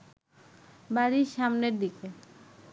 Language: Bangla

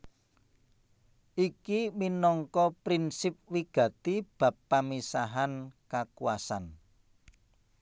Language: Javanese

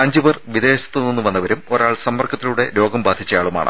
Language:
Malayalam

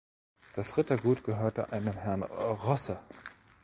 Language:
German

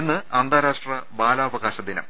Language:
Malayalam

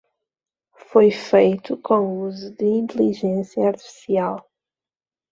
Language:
Portuguese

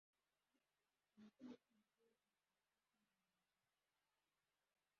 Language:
Kinyarwanda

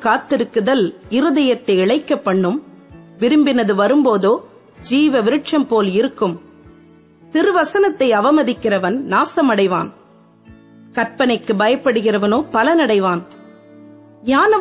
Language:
Tamil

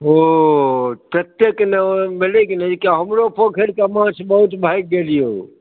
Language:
Maithili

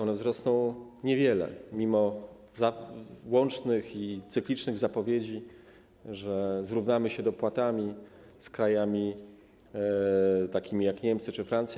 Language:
Polish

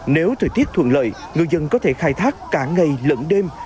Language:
Vietnamese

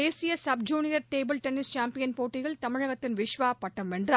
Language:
Tamil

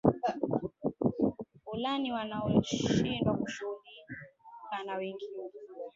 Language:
Swahili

